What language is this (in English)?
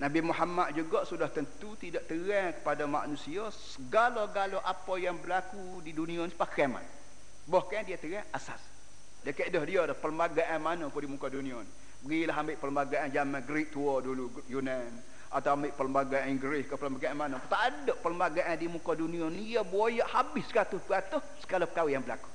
Malay